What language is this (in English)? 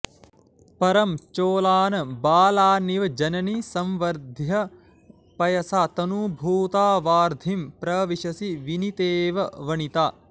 Sanskrit